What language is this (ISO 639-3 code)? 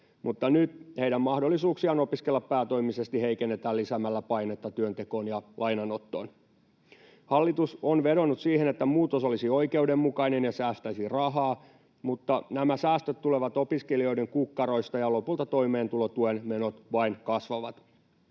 fin